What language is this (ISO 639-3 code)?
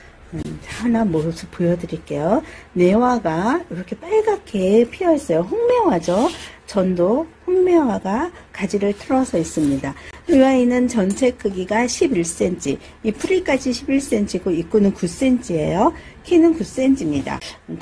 kor